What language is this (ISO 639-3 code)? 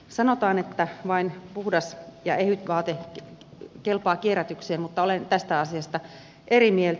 fin